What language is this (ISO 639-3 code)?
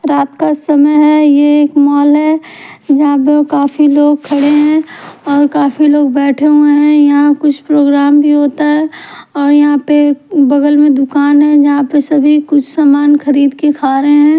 hin